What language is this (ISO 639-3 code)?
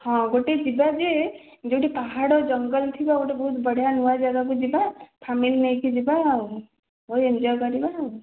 ori